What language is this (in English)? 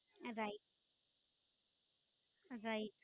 Gujarati